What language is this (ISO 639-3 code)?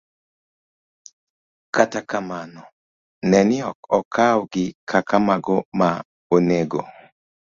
luo